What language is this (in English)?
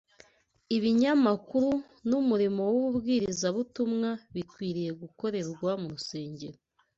Kinyarwanda